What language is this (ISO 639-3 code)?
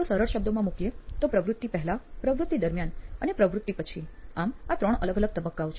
guj